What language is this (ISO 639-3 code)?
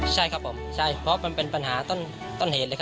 tha